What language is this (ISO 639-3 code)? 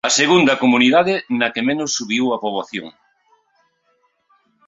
glg